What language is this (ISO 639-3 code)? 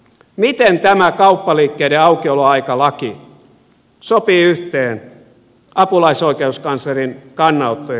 fin